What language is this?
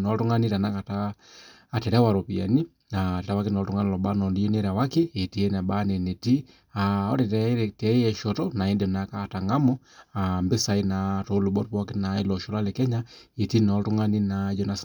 Masai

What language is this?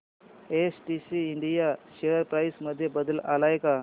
Marathi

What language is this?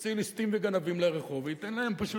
Hebrew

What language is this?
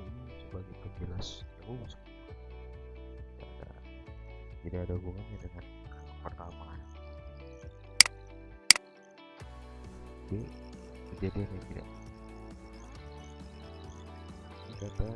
Indonesian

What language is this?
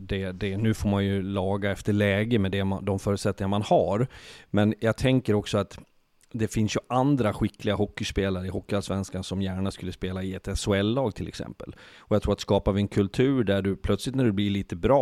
Swedish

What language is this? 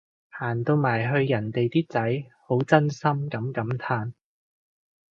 Cantonese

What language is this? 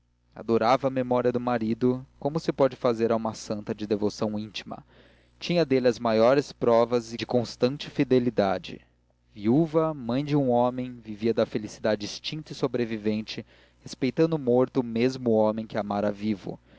Portuguese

